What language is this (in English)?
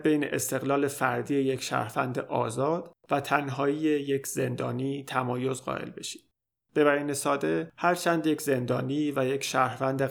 Persian